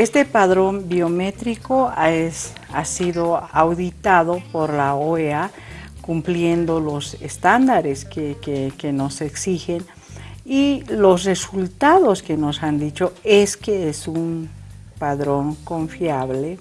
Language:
Spanish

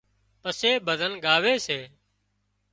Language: Wadiyara Koli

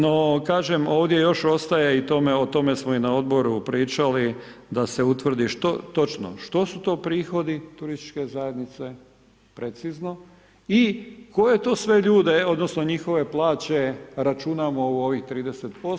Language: Croatian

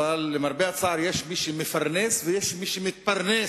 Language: Hebrew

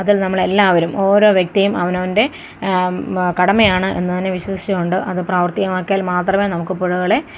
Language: Malayalam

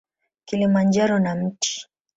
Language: Swahili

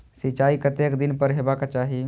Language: Maithili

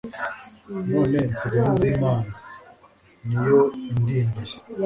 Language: Kinyarwanda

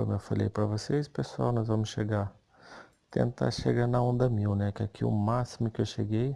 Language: Portuguese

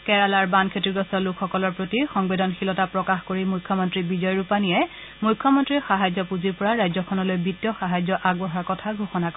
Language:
Assamese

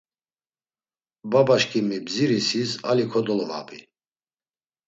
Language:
Laz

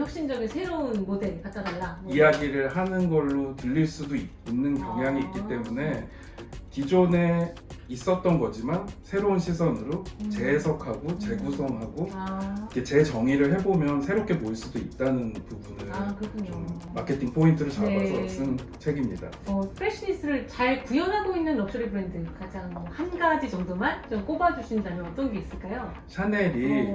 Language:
Korean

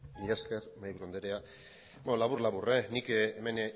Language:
Basque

